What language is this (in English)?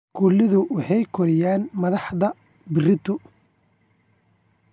Somali